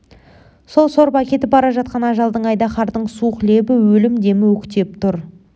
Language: Kazakh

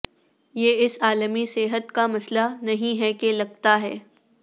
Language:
Urdu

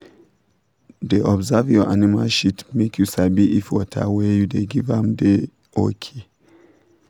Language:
Nigerian Pidgin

